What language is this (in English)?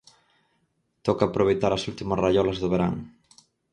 Galician